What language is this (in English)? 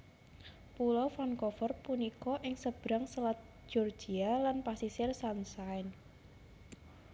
Javanese